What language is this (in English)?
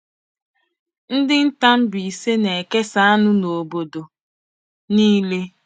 Igbo